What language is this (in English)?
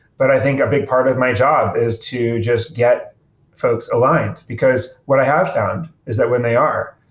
English